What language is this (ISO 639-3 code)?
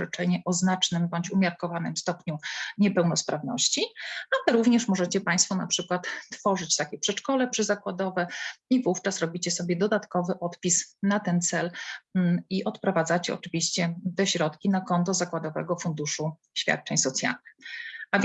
pol